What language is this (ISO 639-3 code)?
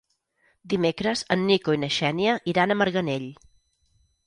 cat